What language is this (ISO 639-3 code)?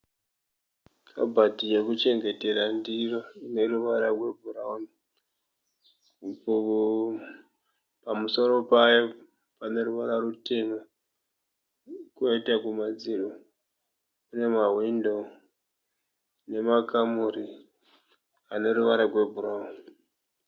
sna